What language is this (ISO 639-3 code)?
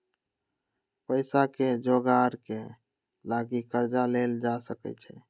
mag